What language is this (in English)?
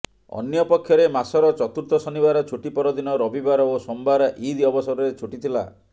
Odia